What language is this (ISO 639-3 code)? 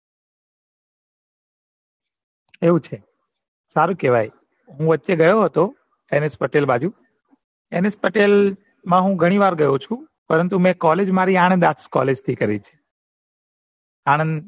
guj